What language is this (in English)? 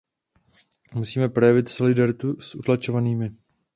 Czech